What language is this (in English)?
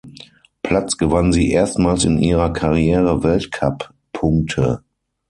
German